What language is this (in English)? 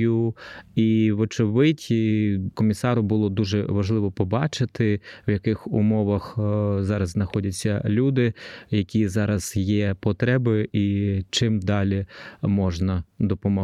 Ukrainian